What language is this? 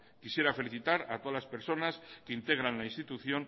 Spanish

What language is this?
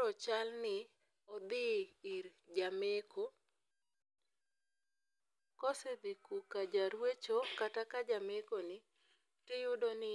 Luo (Kenya and Tanzania)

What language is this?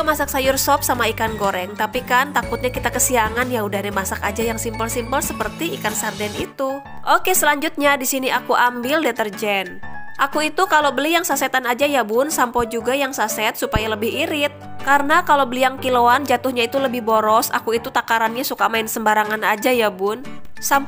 Indonesian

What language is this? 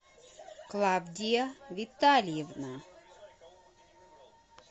Russian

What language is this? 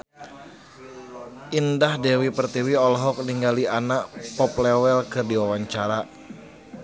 Sundanese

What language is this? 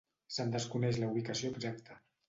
Catalan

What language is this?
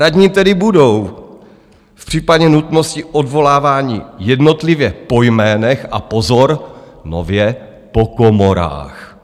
Czech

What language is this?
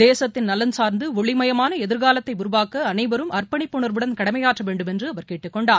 Tamil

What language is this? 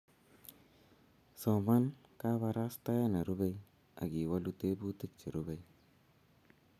Kalenjin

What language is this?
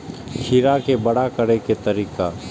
Maithili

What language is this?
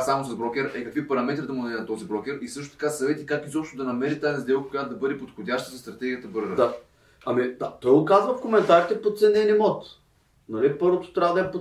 Bulgarian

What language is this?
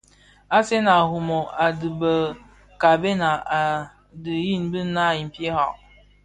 Bafia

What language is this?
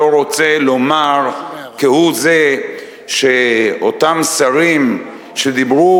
Hebrew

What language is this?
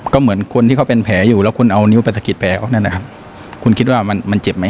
Thai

